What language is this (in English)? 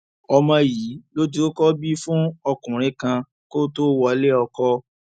Yoruba